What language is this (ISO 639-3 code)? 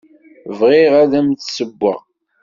kab